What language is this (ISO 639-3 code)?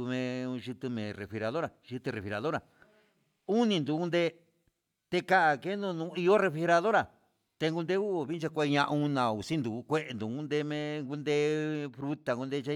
mxs